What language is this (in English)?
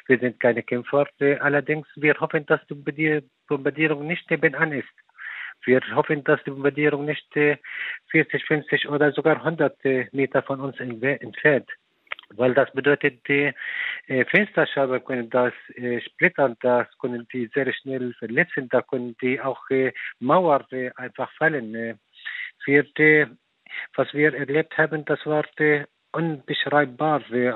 German